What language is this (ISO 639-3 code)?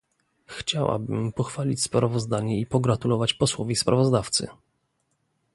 pol